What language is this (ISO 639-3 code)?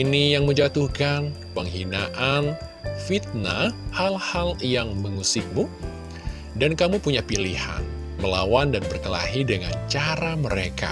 ind